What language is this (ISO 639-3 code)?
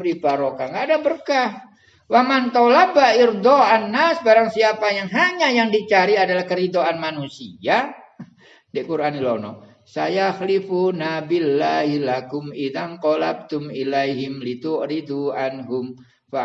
ind